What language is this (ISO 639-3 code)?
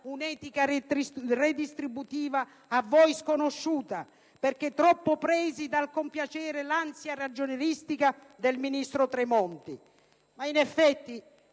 ita